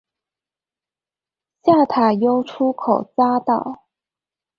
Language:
Chinese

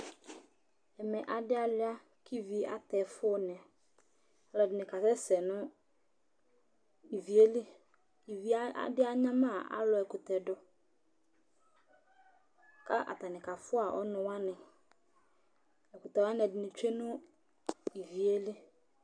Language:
Ikposo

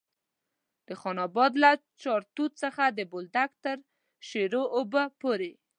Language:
Pashto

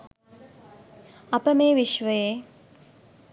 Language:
Sinhala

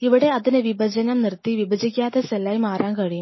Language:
Malayalam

